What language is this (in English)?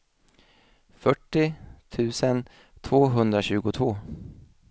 Swedish